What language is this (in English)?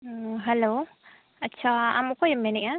Santali